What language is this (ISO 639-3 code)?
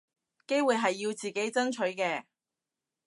yue